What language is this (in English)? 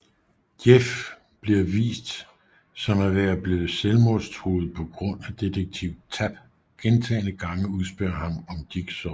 Danish